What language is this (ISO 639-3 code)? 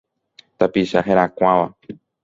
grn